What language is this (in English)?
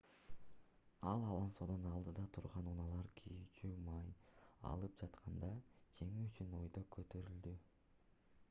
Kyrgyz